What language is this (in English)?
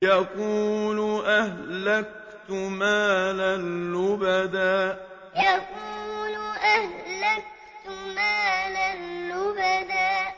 Arabic